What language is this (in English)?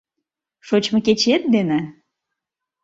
Mari